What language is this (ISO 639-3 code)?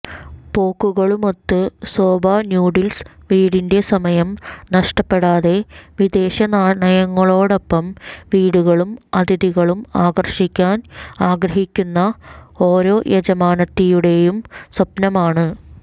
mal